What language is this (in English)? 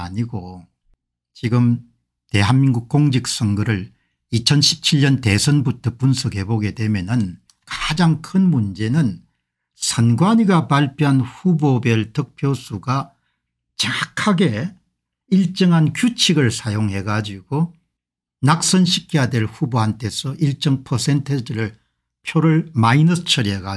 Korean